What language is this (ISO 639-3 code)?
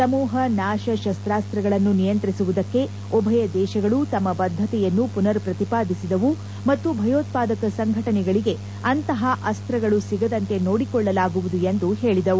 kan